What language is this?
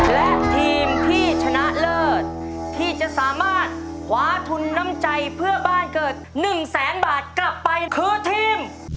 Thai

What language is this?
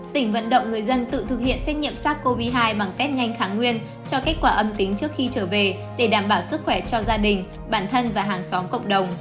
Vietnamese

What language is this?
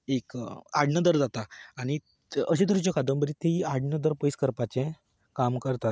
Konkani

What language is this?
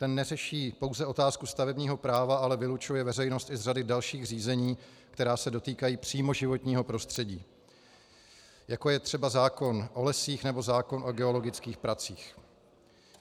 Czech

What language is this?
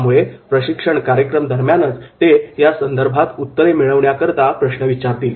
Marathi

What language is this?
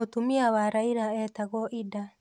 Kikuyu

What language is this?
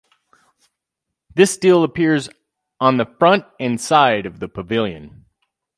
English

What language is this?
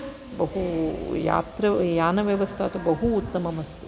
Sanskrit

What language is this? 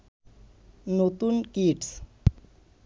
Bangla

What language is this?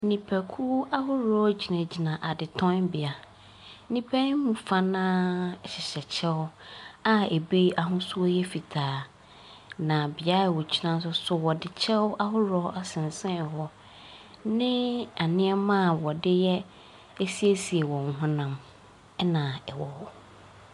Akan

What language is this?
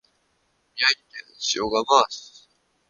Japanese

